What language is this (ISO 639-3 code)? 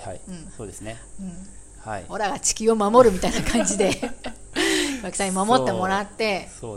jpn